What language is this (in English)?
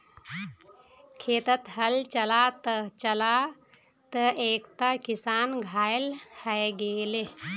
Magahi